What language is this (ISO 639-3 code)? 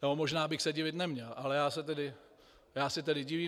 ces